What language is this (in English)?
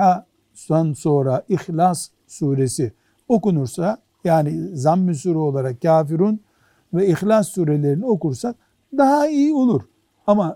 Turkish